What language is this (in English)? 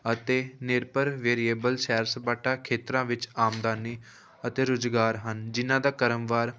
Punjabi